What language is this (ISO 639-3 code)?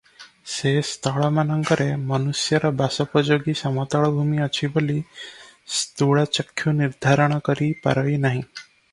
ori